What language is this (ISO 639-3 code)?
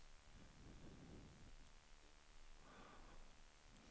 swe